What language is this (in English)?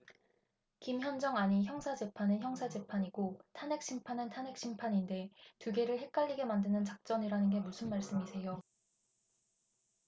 Korean